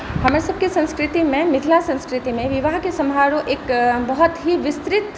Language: Maithili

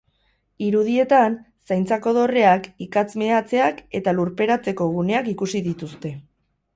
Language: Basque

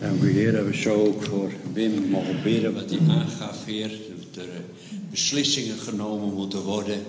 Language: Dutch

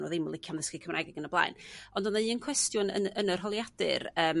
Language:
Welsh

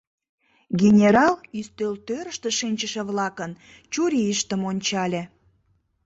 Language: Mari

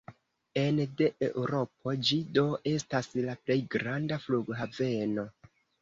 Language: Esperanto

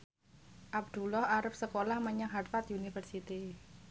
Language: Javanese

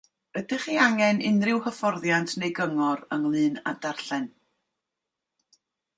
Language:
Welsh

